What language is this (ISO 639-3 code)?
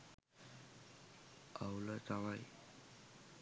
sin